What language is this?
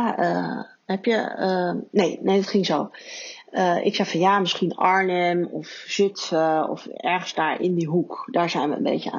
Dutch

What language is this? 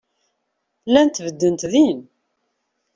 Kabyle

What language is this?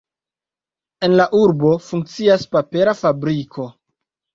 Esperanto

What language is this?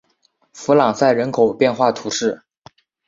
Chinese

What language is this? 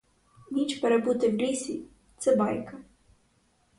Ukrainian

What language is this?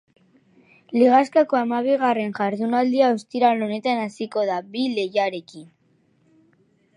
Basque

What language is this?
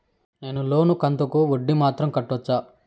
Telugu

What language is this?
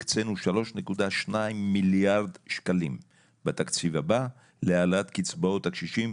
Hebrew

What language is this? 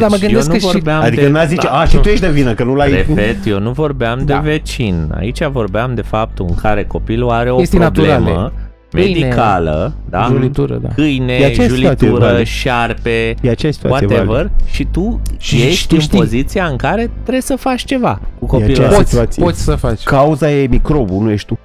Romanian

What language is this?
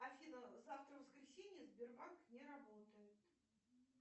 Russian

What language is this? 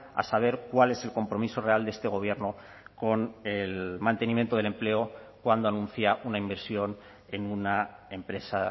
Spanish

